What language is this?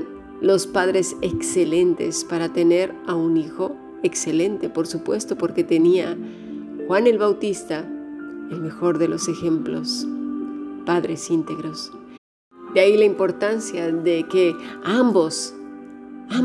Spanish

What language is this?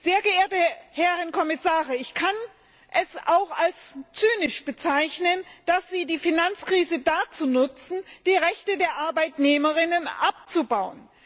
German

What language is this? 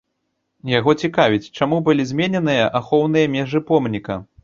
Belarusian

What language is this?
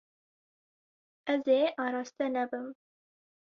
Kurdish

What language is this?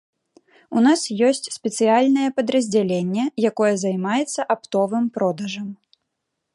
Belarusian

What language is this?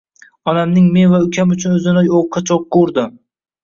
Uzbek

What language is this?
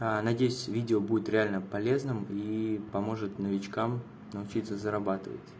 Russian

